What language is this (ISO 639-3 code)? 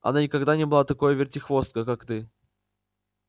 rus